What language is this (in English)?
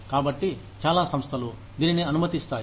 Telugu